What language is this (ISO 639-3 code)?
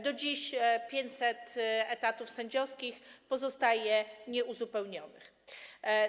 pol